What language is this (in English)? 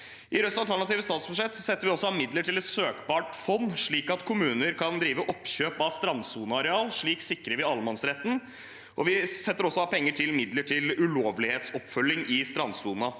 Norwegian